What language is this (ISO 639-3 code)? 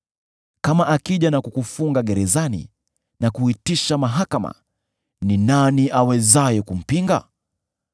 swa